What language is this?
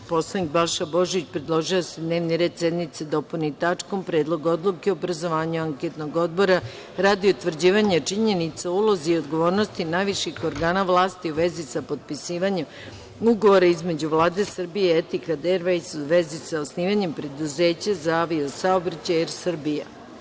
Serbian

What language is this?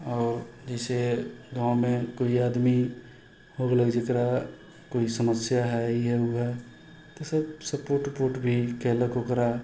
Maithili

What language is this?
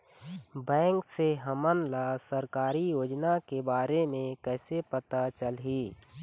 Chhattisgarhi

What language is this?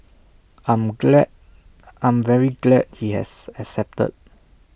English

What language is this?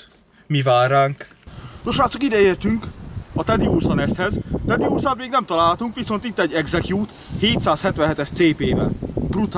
Hungarian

